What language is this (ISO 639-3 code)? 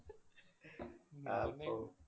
mal